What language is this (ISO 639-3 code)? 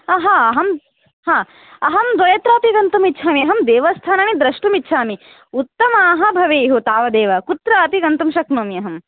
san